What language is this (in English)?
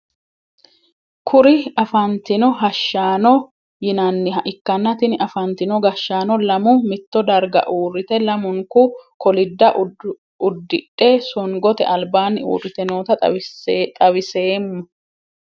Sidamo